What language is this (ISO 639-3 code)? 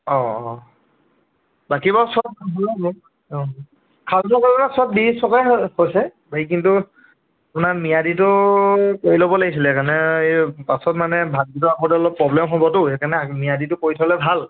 asm